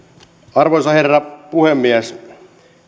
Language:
Finnish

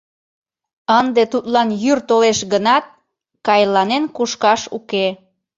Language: Mari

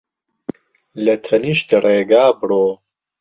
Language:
Central Kurdish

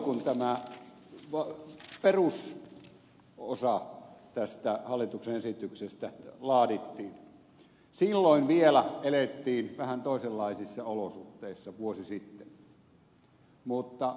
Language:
Finnish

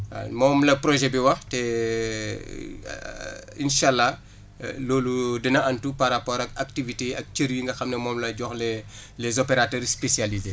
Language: Wolof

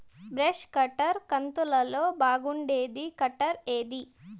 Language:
Telugu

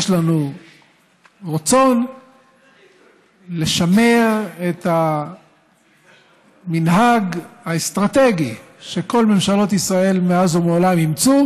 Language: Hebrew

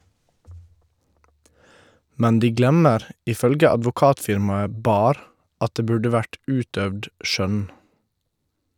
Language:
Norwegian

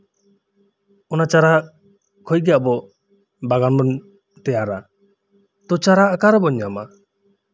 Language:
Santali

